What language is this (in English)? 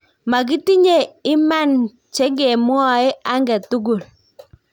Kalenjin